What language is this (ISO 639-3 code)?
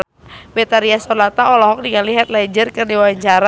sun